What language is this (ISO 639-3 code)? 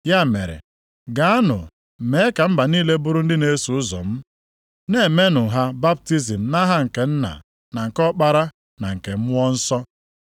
ibo